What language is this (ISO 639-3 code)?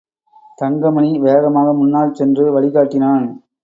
tam